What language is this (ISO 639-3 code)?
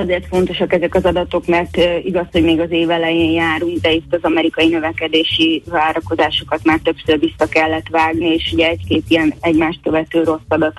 hun